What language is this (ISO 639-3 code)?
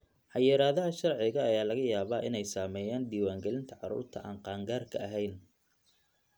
som